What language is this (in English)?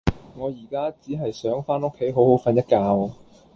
Cantonese